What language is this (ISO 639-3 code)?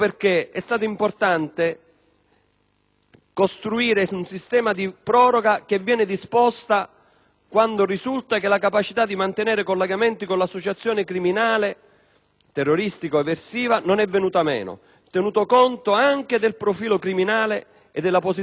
ita